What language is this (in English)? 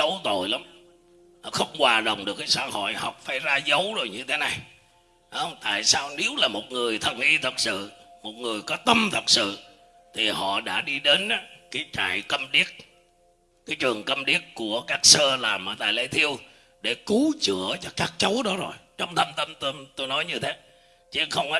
Vietnamese